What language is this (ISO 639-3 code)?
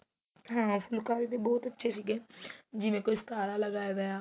pan